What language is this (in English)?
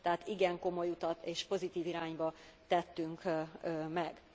Hungarian